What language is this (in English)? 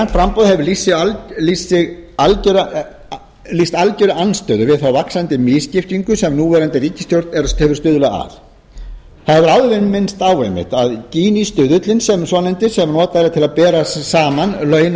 Icelandic